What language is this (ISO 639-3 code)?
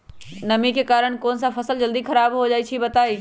mag